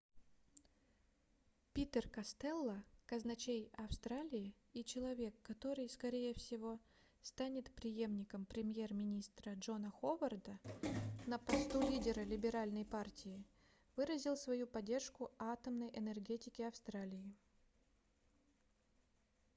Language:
Russian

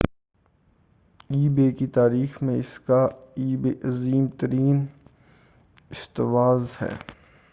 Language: Urdu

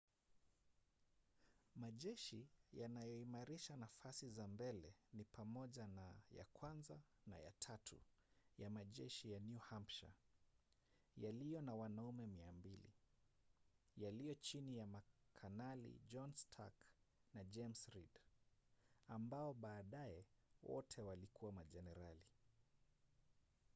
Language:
Swahili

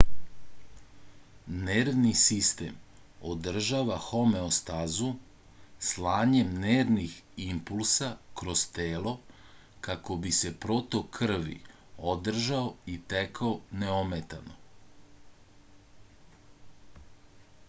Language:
Serbian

